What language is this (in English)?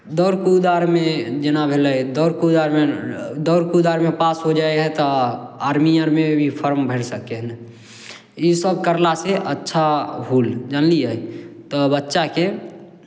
Maithili